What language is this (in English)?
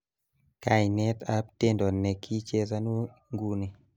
Kalenjin